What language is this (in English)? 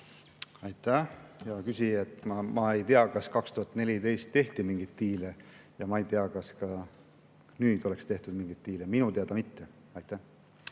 Estonian